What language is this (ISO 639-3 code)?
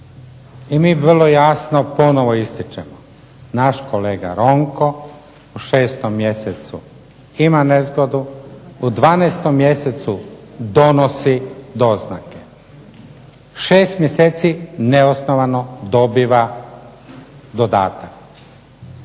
hrv